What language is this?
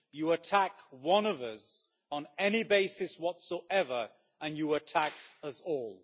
English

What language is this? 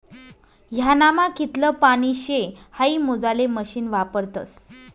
Marathi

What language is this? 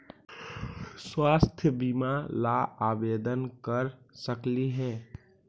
Magahi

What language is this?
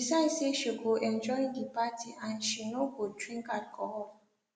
Nigerian Pidgin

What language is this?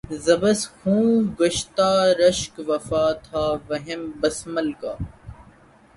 Urdu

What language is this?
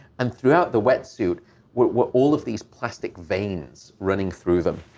English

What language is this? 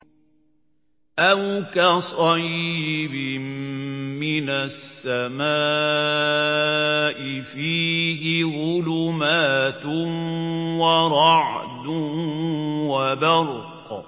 Arabic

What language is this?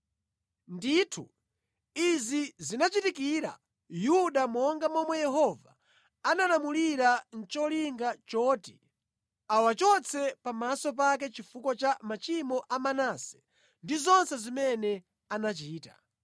Nyanja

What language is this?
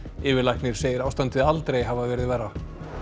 Icelandic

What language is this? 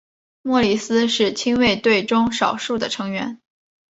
Chinese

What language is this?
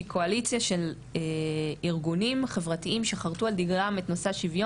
Hebrew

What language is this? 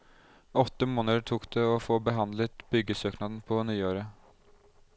Norwegian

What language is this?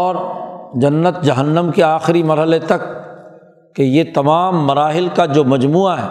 Urdu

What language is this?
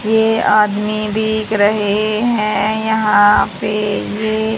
Hindi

